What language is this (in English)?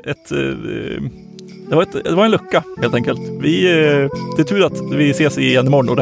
Swedish